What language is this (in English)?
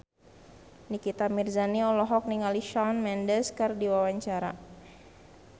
Sundanese